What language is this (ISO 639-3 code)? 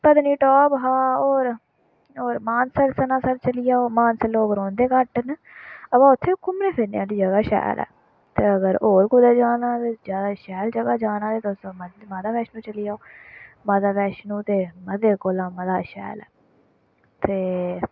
doi